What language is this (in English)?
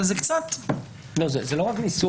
Hebrew